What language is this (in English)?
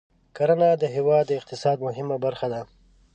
Pashto